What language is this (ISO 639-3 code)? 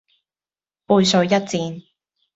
yue